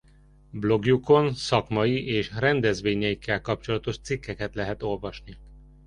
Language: Hungarian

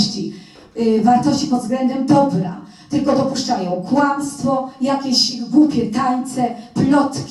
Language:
Polish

